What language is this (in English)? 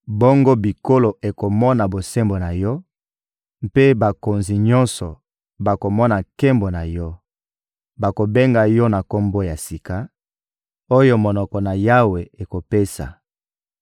Lingala